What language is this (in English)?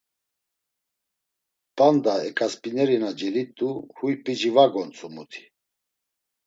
Laz